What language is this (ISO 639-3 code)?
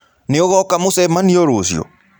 kik